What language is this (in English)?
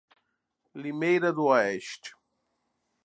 Portuguese